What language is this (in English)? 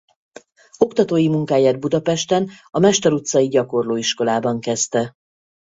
Hungarian